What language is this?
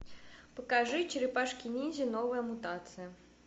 Russian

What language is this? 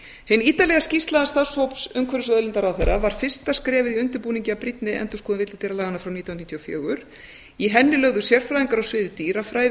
Icelandic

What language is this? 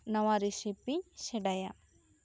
Santali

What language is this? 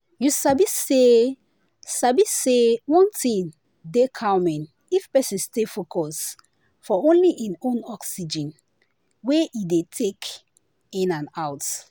Nigerian Pidgin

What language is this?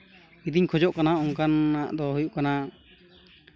Santali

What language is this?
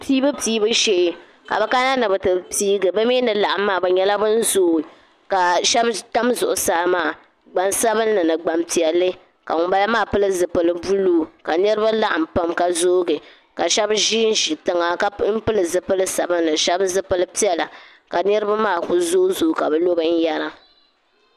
Dagbani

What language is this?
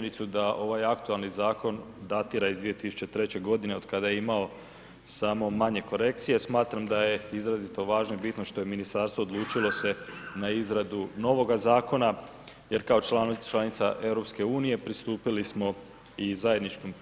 Croatian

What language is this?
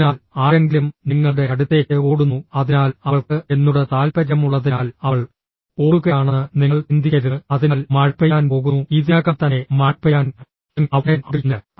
Malayalam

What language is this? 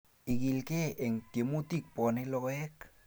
Kalenjin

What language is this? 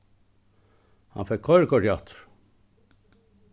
Faroese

